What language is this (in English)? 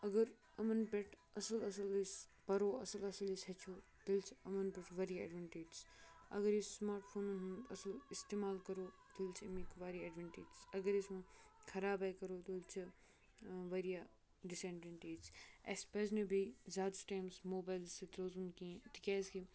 Kashmiri